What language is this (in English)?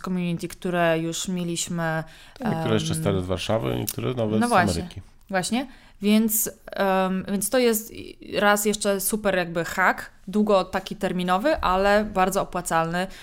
Polish